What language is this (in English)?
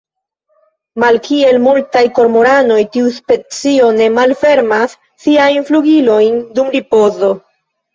Esperanto